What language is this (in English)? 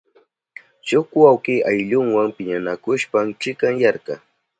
Southern Pastaza Quechua